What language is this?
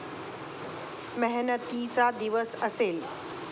Marathi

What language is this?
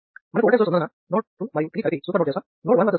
Telugu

